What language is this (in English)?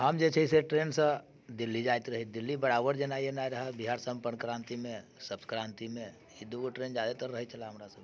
Maithili